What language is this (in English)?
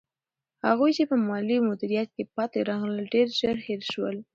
Pashto